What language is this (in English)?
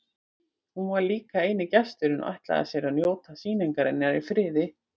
Icelandic